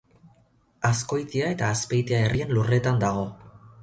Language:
Basque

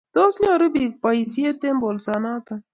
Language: Kalenjin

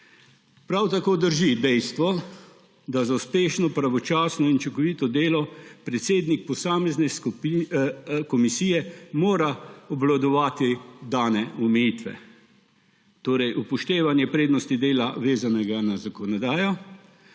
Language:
Slovenian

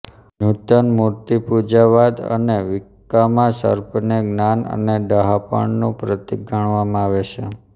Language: Gujarati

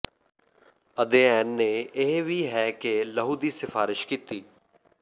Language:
Punjabi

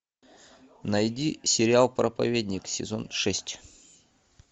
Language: Russian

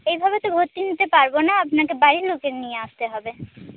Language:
Bangla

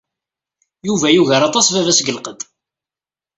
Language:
Kabyle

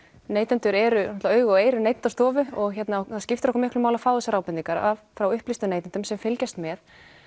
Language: Icelandic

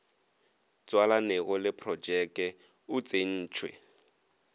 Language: Northern Sotho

